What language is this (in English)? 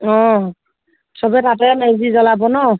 Assamese